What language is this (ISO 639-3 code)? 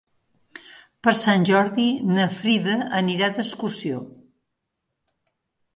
cat